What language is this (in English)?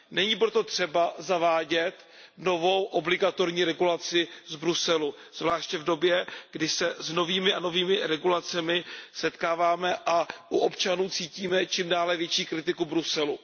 Czech